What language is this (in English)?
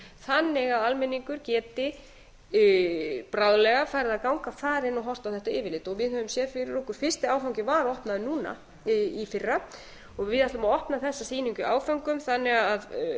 Icelandic